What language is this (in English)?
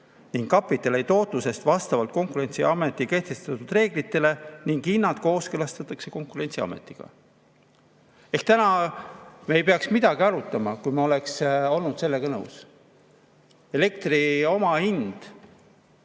Estonian